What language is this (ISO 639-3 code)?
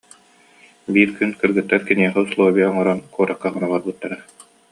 sah